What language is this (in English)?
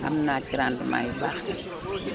Wolof